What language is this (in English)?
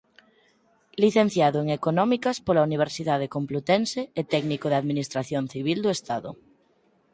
Galician